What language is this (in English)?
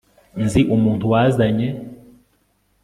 Kinyarwanda